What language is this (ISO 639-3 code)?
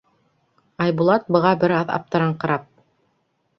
bak